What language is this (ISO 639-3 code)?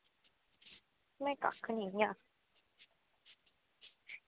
doi